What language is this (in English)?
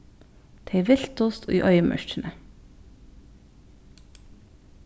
Faroese